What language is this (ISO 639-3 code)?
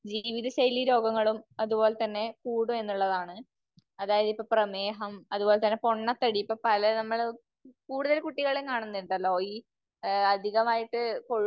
mal